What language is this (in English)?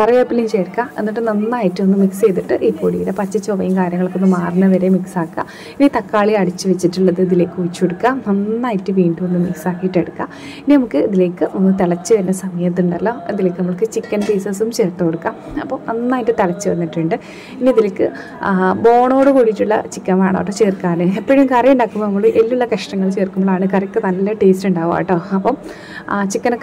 Malayalam